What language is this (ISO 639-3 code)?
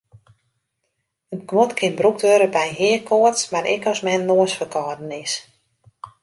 fry